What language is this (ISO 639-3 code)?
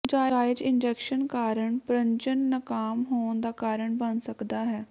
pan